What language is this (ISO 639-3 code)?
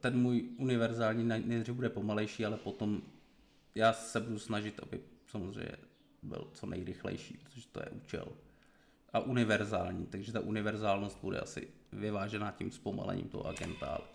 ces